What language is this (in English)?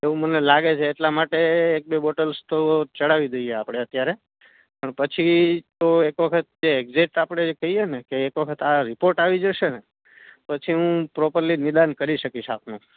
Gujarati